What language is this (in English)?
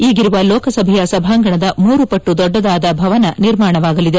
Kannada